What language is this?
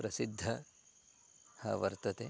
Sanskrit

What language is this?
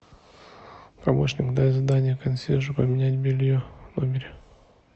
Russian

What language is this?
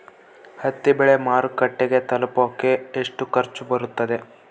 Kannada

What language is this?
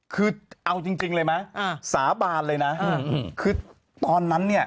Thai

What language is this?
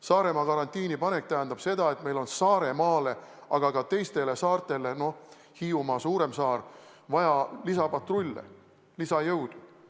Estonian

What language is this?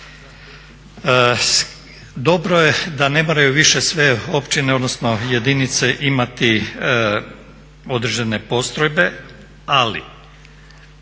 Croatian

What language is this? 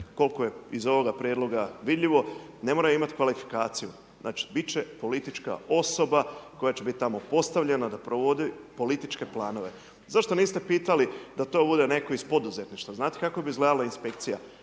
Croatian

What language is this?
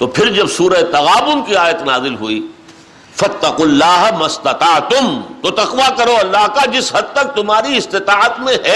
Urdu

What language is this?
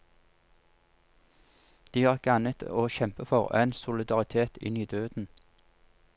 Norwegian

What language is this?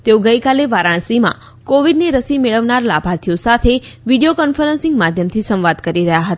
Gujarati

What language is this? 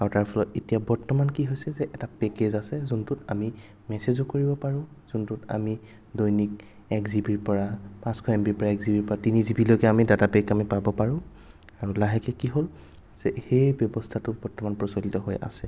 Assamese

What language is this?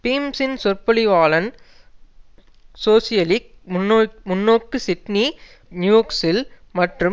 Tamil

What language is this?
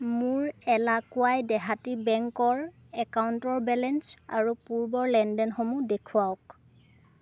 Assamese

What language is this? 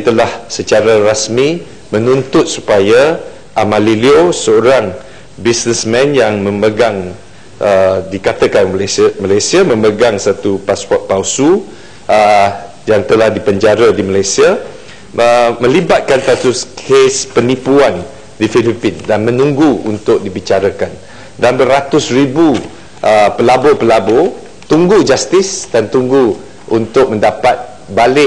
Malay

